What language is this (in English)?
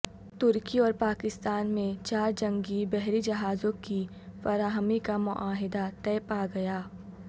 Urdu